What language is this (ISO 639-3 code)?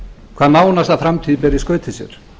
isl